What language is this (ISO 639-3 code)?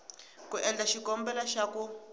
tso